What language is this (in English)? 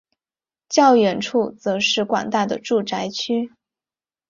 Chinese